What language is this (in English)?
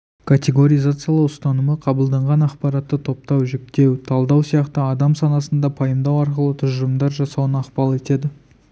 Kazakh